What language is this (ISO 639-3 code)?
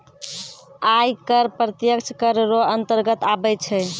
mai